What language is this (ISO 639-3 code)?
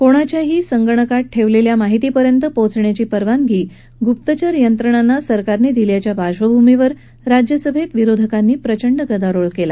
mar